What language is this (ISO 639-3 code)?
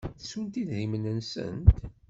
kab